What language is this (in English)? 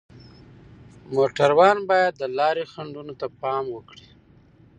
Pashto